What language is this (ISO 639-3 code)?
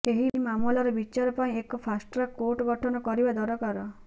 ori